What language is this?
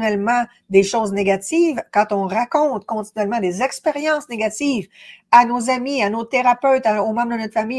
French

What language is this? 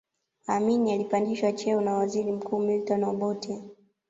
Swahili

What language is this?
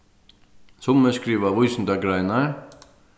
Faroese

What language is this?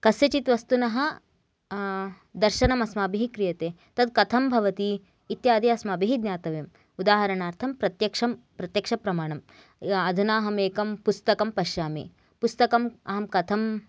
Sanskrit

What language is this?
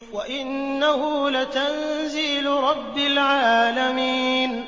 Arabic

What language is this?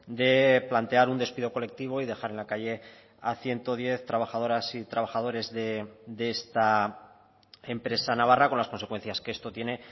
Spanish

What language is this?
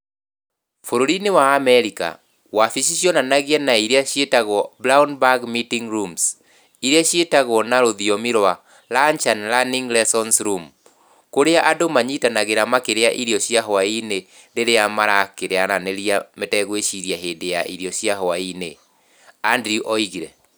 Kikuyu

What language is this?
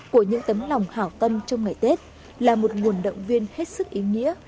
Vietnamese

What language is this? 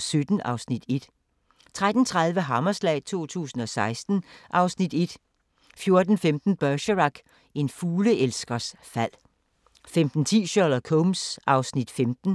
Danish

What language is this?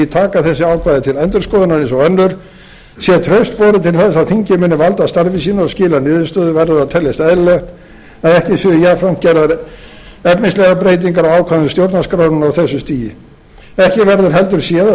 Icelandic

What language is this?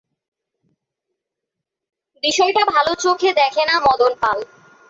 Bangla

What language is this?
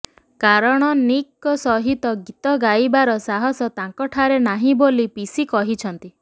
Odia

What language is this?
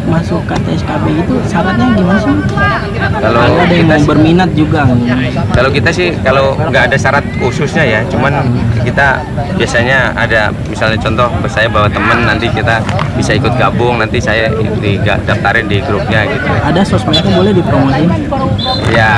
Indonesian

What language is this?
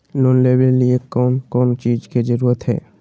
Magahi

